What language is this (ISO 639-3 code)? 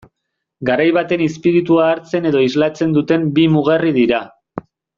eus